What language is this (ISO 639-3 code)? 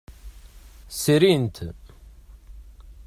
kab